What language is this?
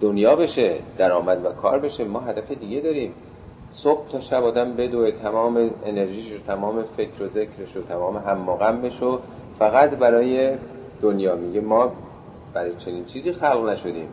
Persian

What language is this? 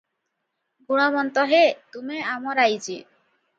Odia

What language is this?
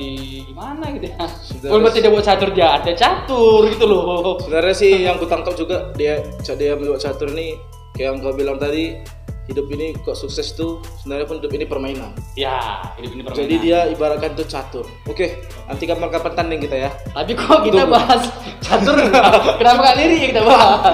Indonesian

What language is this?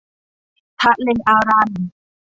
Thai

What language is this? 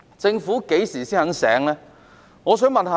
Cantonese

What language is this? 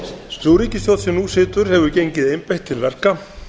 Icelandic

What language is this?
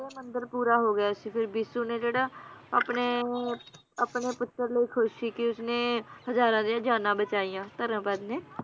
Punjabi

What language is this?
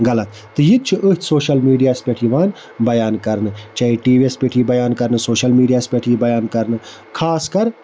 Kashmiri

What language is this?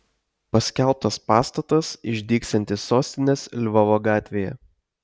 Lithuanian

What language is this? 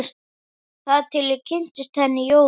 Icelandic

